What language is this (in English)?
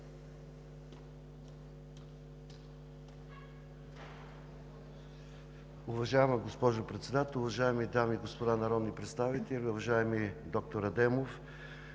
Bulgarian